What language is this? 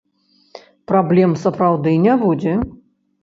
Belarusian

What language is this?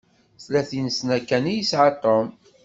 Kabyle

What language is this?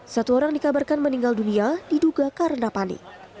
Indonesian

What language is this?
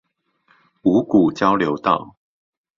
Chinese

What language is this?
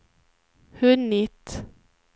Swedish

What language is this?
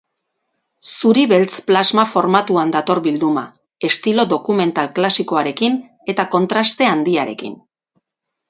Basque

